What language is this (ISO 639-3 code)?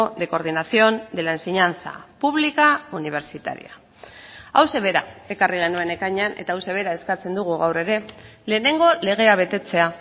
eus